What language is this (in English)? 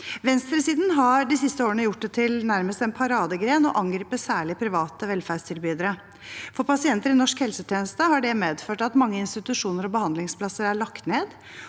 Norwegian